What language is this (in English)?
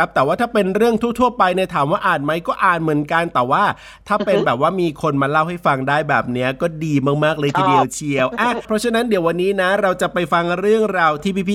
Thai